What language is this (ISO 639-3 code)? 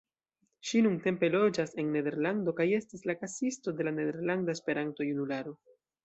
epo